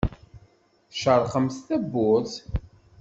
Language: Kabyle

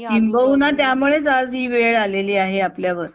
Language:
Marathi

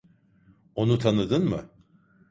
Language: Turkish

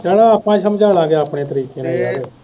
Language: Punjabi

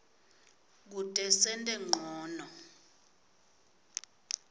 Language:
Swati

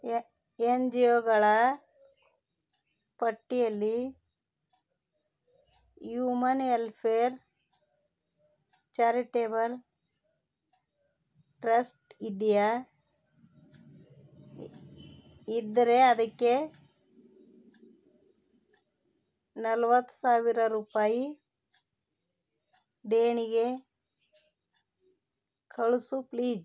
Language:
Kannada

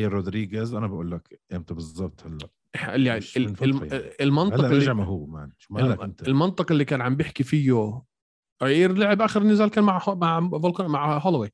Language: Arabic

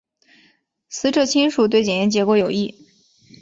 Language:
Chinese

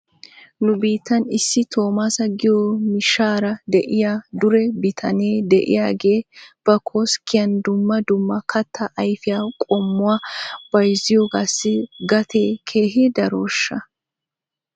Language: Wolaytta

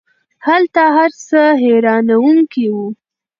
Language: Pashto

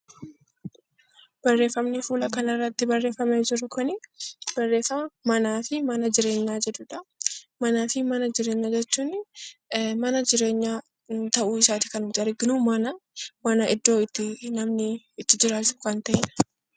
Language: Oromo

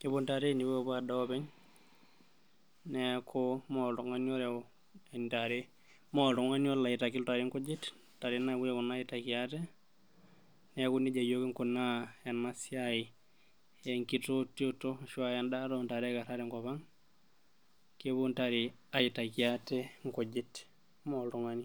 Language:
Masai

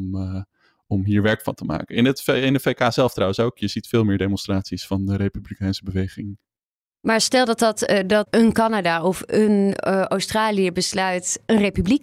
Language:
Dutch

